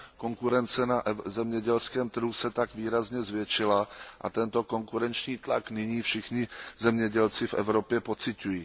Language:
Czech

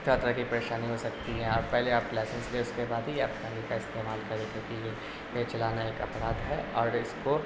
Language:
Urdu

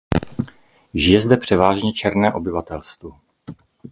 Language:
Czech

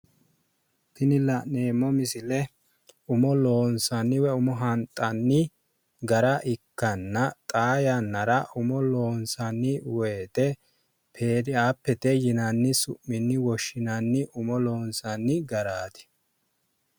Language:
Sidamo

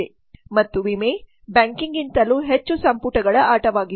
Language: Kannada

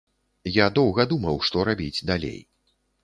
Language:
Belarusian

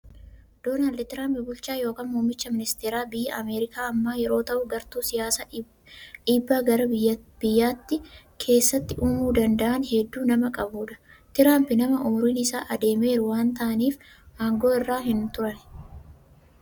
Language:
Oromo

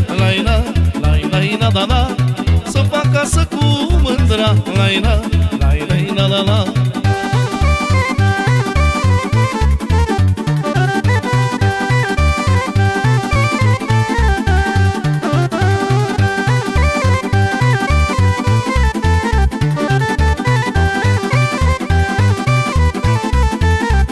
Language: Romanian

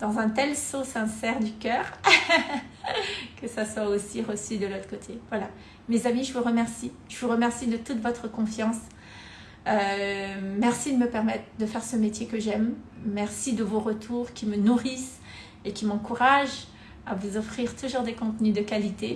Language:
French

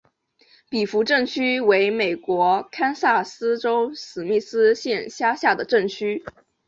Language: Chinese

